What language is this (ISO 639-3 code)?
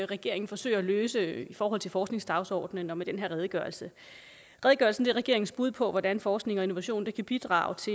dan